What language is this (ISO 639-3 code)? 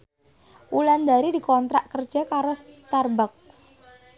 jav